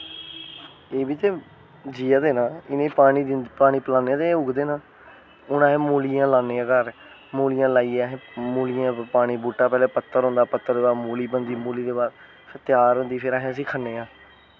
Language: Dogri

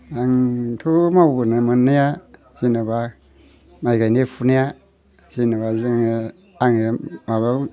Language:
Bodo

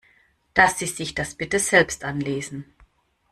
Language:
German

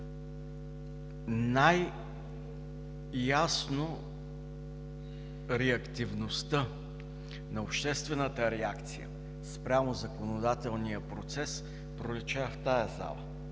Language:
Bulgarian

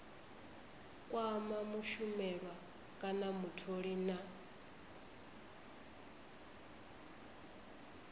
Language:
Venda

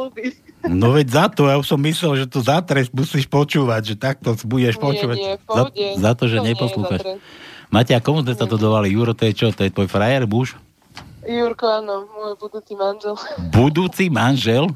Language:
Slovak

